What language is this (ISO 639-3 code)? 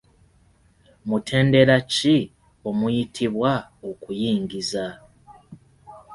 lug